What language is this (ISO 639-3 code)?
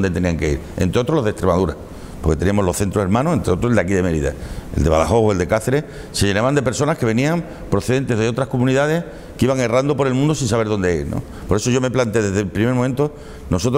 spa